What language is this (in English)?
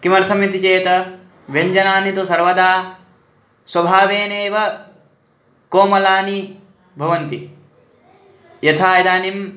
Sanskrit